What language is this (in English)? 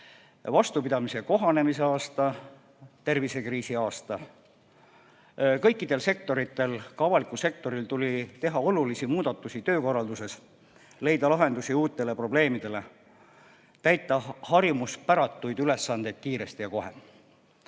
Estonian